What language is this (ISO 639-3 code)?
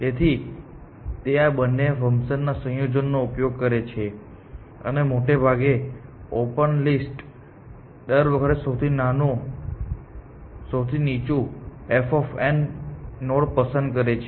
guj